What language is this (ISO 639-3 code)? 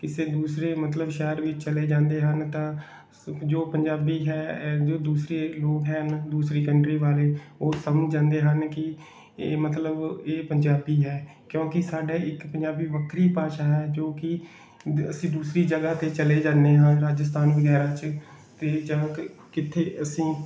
pan